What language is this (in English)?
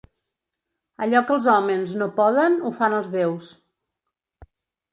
Catalan